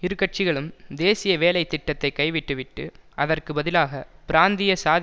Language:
Tamil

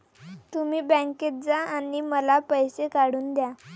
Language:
Marathi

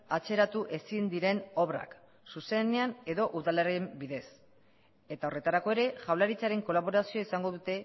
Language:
Basque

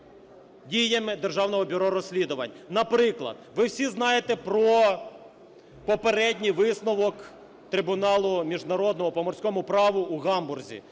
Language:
Ukrainian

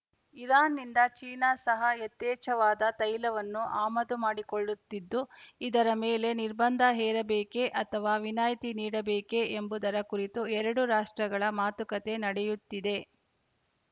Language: Kannada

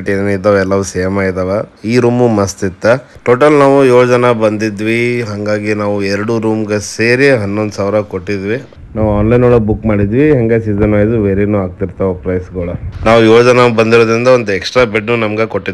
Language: Kannada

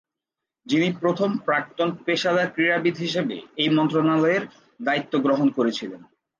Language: Bangla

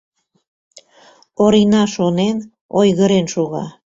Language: Mari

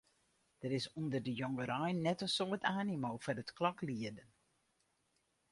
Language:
Western Frisian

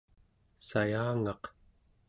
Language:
Central Yupik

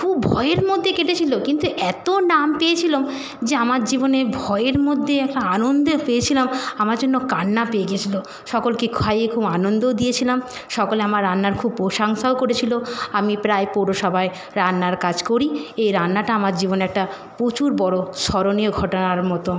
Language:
Bangla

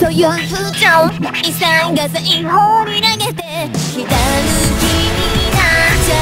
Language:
Thai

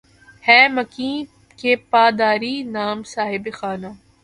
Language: Urdu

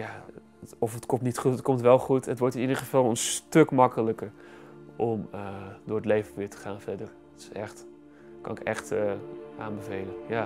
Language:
Dutch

